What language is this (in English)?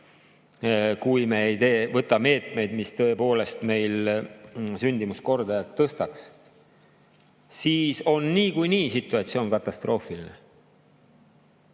Estonian